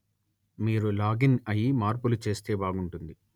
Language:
Telugu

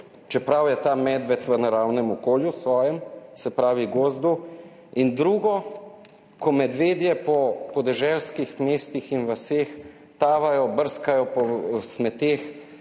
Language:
Slovenian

